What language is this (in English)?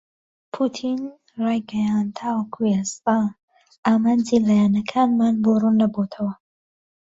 Central Kurdish